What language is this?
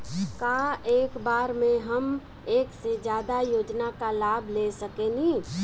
Bhojpuri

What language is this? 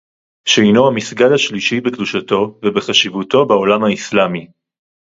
Hebrew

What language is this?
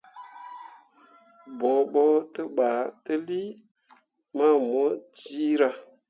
Mundang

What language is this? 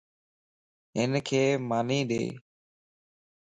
Lasi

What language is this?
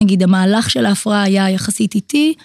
Hebrew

